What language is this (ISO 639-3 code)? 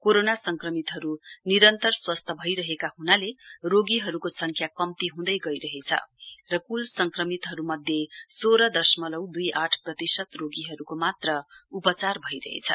nep